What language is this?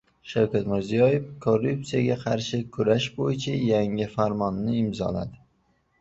Uzbek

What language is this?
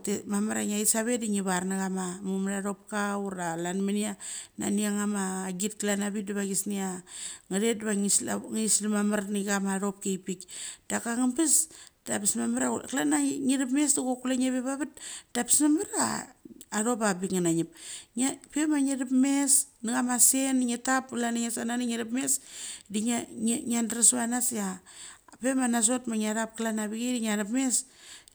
Mali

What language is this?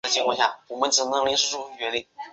Chinese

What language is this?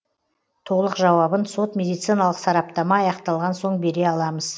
Kazakh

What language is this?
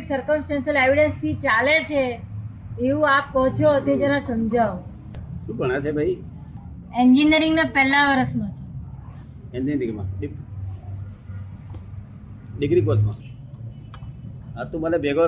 Gujarati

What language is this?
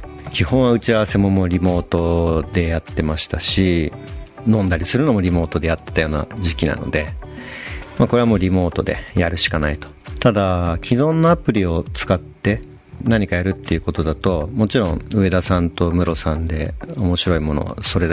Japanese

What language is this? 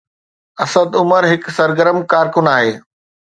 Sindhi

